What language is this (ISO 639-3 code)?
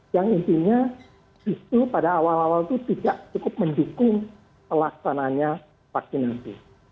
ind